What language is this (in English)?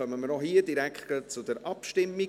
Swiss German